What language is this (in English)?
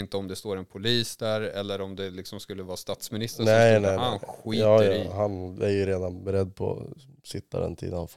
Swedish